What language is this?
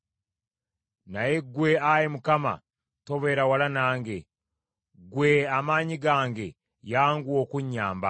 Ganda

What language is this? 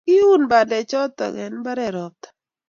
Kalenjin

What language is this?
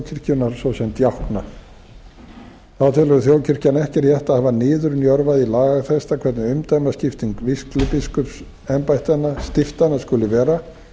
Icelandic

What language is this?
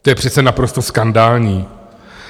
Czech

